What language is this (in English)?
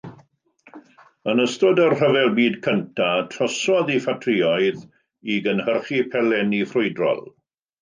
Welsh